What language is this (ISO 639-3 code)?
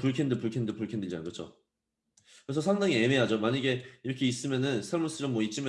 kor